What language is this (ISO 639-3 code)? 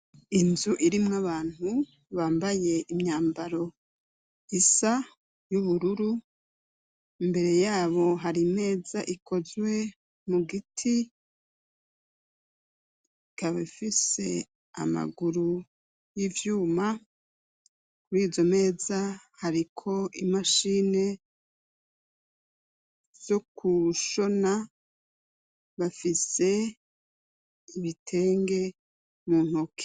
run